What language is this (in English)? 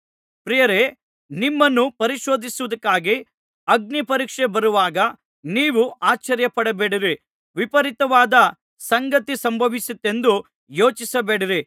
Kannada